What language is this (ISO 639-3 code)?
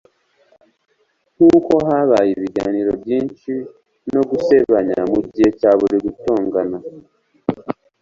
kin